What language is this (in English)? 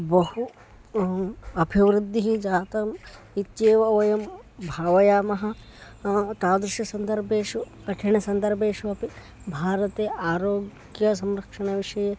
Sanskrit